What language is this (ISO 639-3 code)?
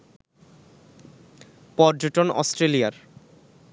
ben